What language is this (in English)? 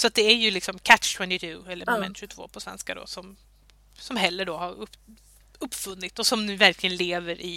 Swedish